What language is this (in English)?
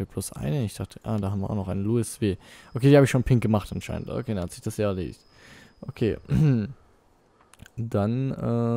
German